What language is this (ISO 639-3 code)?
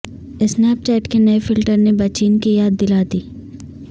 urd